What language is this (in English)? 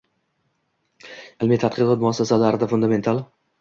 Uzbek